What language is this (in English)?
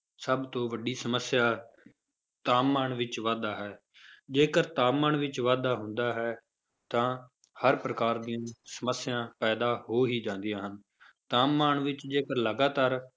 Punjabi